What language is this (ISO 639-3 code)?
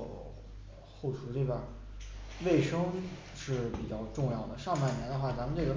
zho